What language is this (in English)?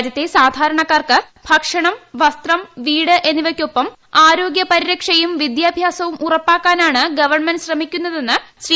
Malayalam